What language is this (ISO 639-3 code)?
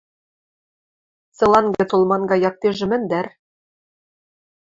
mrj